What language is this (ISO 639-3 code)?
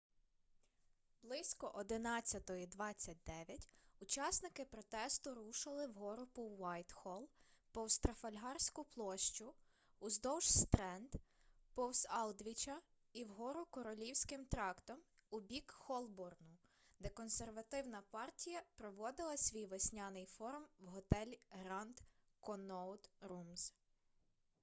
ukr